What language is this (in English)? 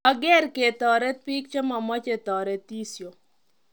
Kalenjin